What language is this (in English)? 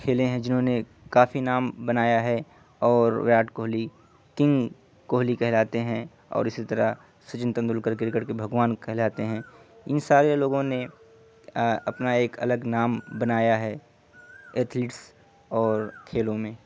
Urdu